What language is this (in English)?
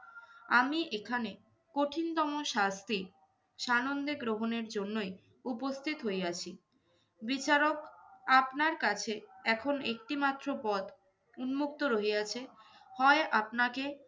Bangla